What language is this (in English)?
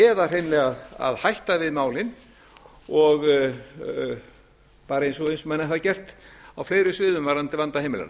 Icelandic